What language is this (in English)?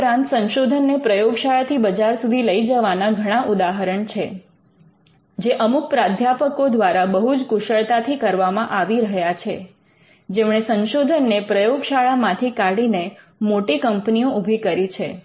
Gujarati